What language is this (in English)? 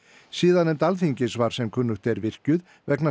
Icelandic